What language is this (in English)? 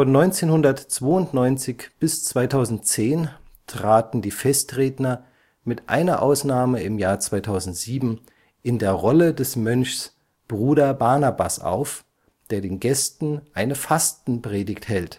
German